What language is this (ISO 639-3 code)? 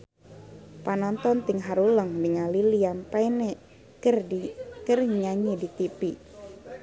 sun